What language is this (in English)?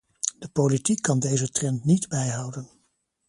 Dutch